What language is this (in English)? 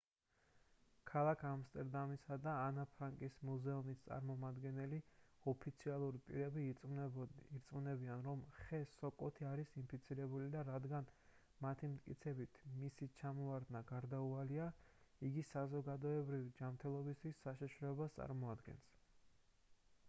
Georgian